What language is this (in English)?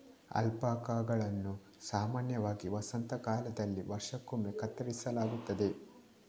Kannada